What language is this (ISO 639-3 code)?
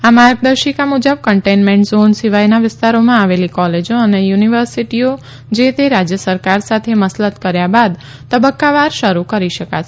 guj